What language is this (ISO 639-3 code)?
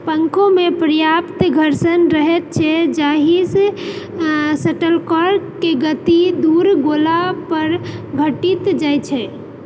mai